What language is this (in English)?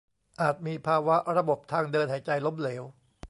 Thai